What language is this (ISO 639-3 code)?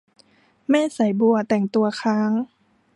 tha